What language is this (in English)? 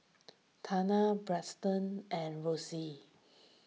English